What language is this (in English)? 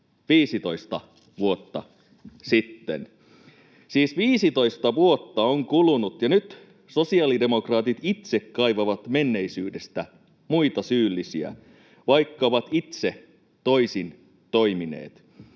Finnish